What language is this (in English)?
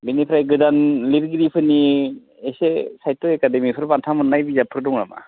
Bodo